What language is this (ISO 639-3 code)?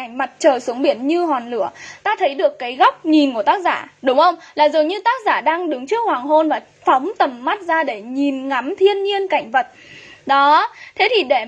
vie